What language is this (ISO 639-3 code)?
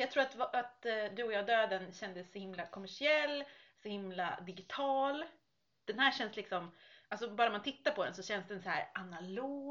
swe